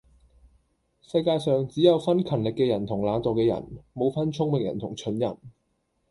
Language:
Cantonese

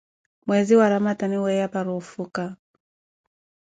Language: Koti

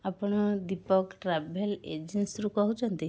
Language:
Odia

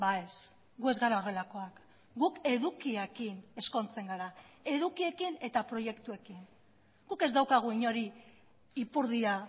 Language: Basque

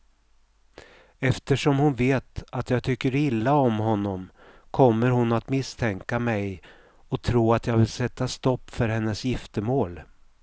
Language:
Swedish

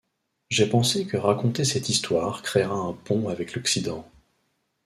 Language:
French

